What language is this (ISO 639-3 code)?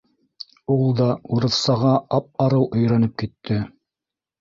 bak